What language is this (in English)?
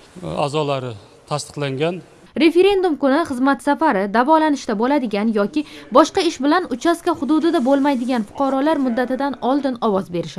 Turkish